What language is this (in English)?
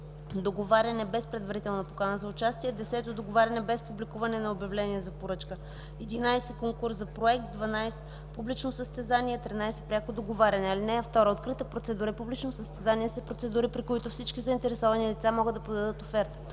Bulgarian